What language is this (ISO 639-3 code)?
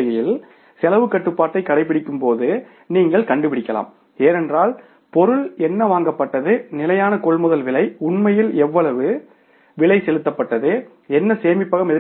tam